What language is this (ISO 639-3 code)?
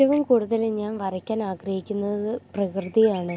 mal